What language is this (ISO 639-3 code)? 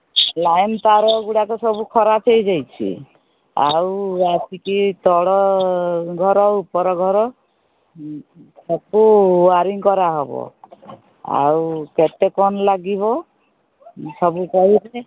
ori